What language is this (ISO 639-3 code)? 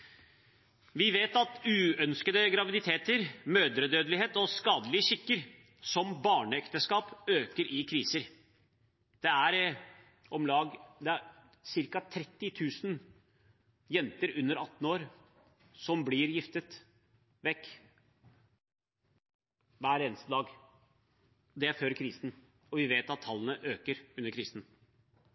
nob